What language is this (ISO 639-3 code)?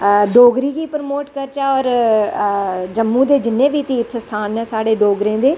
doi